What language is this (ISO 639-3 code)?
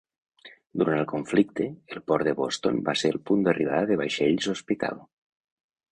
cat